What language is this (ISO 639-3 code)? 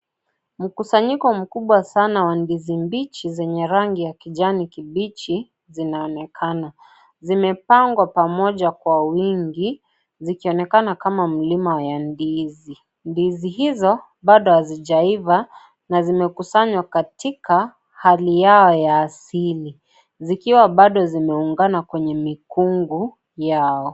swa